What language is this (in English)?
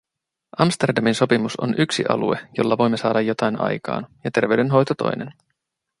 Finnish